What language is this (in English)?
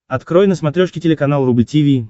Russian